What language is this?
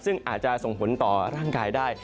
Thai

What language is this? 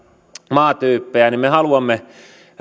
Finnish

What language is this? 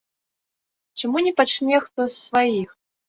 Belarusian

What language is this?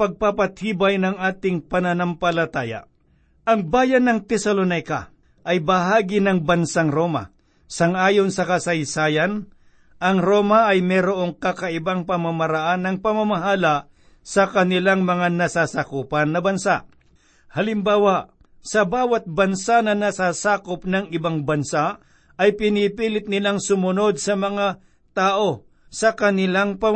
Filipino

